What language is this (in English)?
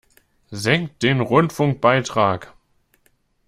German